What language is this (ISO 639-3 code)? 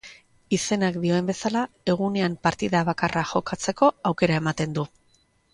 eus